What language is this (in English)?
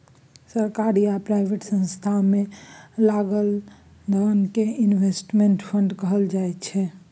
Maithili